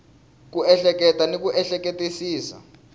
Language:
Tsonga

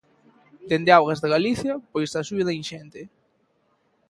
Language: Galician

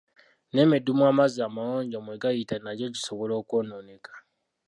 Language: Ganda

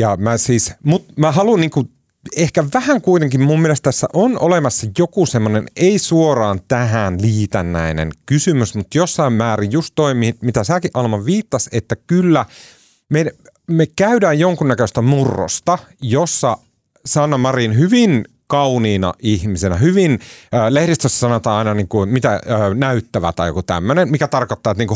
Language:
Finnish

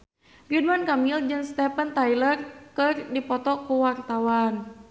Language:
Sundanese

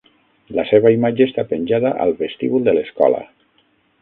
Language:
Catalan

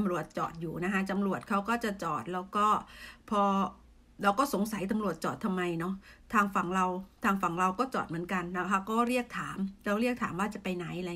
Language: Thai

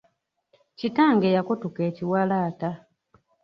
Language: Ganda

